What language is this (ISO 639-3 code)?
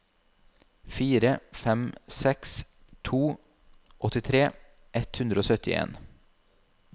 nor